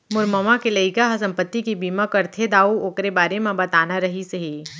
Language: Chhattisgarhi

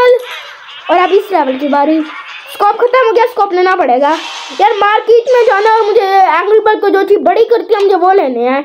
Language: Hindi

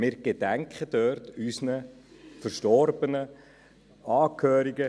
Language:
Swiss German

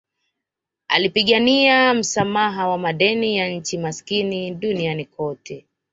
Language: Swahili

